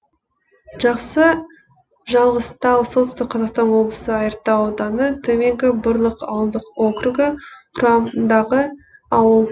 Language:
Kazakh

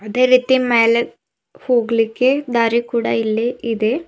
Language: Kannada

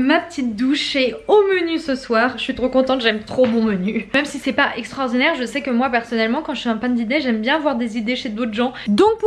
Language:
French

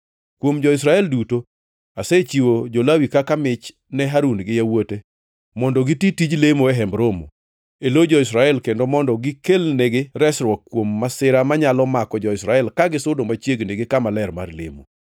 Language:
Luo (Kenya and Tanzania)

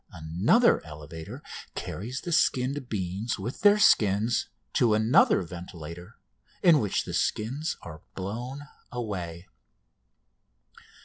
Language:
English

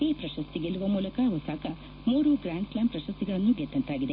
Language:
Kannada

